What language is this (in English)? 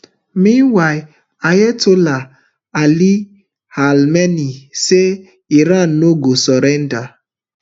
Nigerian Pidgin